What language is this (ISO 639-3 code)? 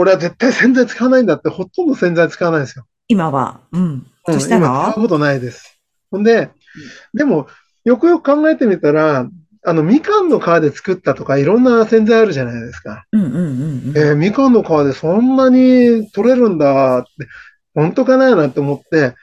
jpn